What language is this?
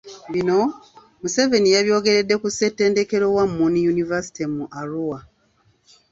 Ganda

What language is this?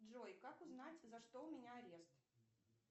Russian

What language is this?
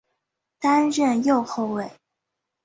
Chinese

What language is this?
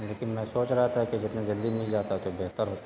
Urdu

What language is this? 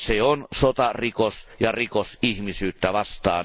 Finnish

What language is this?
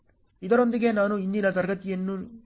Kannada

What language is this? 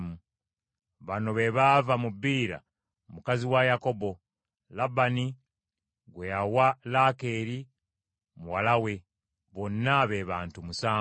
Ganda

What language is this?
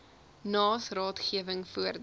Afrikaans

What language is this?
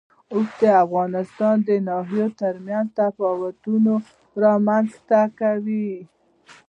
Pashto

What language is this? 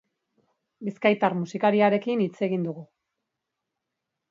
Basque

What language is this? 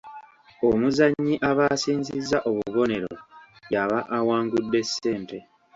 Ganda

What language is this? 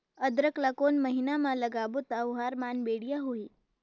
Chhattisgarhi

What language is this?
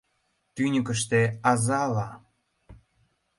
Mari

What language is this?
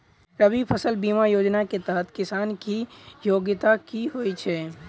Maithili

